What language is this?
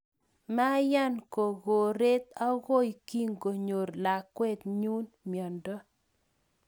Kalenjin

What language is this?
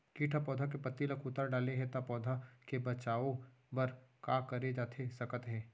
Chhattisgarhi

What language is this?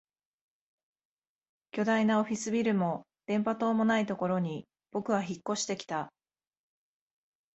Japanese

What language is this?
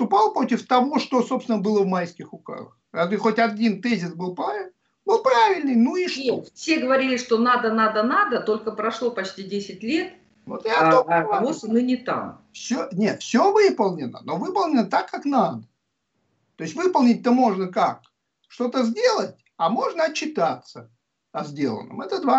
Russian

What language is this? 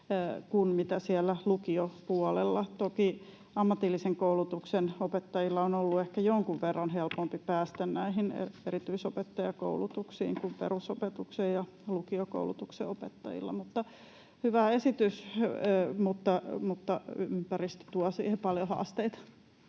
Finnish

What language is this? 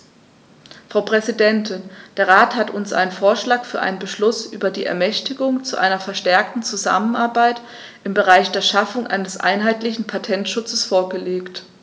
German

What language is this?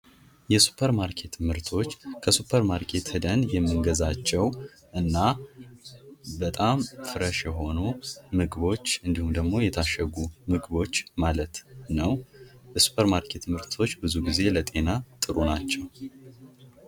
Amharic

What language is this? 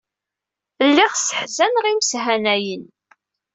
Kabyle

